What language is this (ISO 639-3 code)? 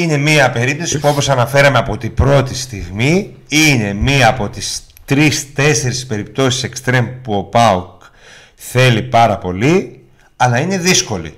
ell